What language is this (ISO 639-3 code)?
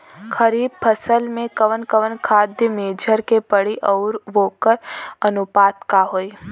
bho